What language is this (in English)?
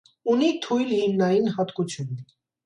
Armenian